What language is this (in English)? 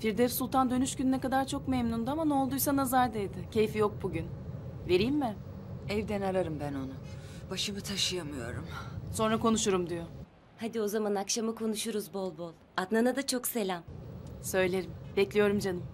Turkish